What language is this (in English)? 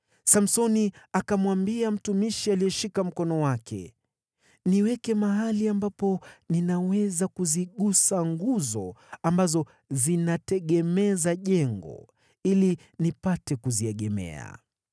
Swahili